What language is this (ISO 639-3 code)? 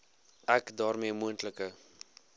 afr